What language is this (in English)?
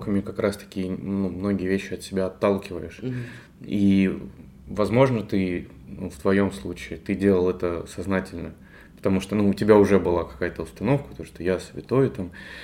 Russian